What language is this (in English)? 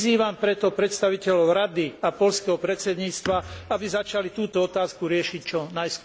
Slovak